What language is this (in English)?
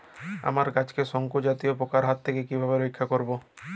Bangla